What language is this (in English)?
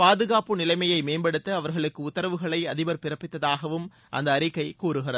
Tamil